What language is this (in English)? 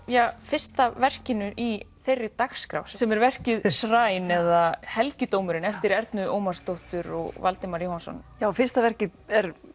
Icelandic